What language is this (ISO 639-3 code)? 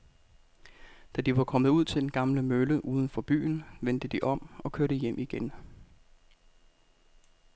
dan